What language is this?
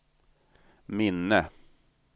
Swedish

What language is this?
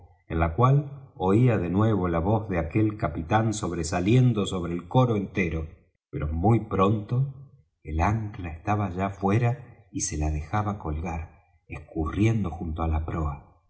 Spanish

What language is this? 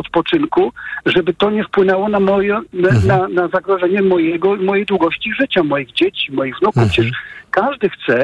Polish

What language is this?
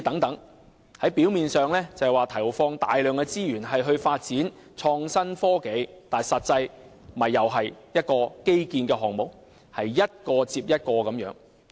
Cantonese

